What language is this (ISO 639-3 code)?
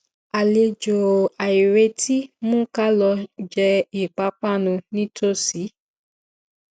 yor